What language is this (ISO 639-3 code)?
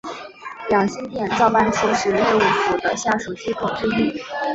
zho